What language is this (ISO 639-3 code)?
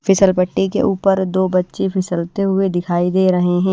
hin